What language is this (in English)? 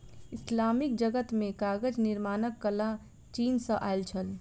Maithili